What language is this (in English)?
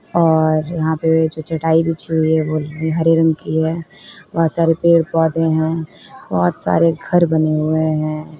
Hindi